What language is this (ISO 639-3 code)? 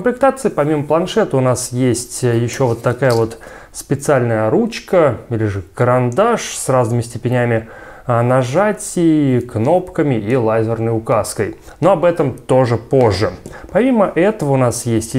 rus